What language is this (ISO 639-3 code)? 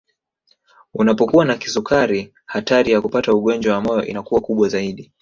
swa